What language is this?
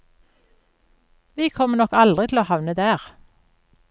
Norwegian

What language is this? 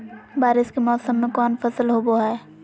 Magahi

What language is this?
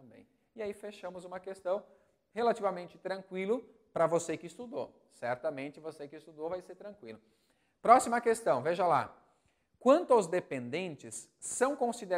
Portuguese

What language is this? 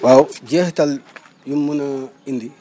Wolof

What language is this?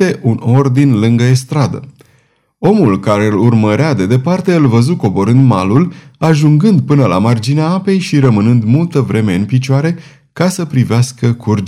Romanian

